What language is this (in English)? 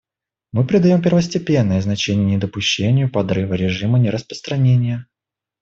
Russian